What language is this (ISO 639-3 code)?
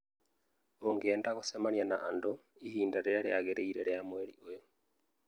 kik